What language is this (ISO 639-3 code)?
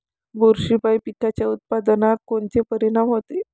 mar